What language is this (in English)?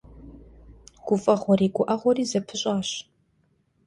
Kabardian